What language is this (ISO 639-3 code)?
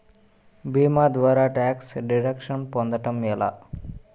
tel